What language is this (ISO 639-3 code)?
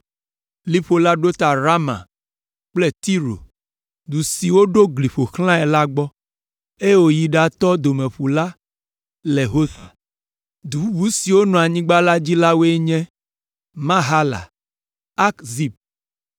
ewe